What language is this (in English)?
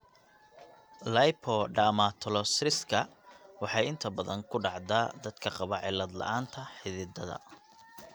Somali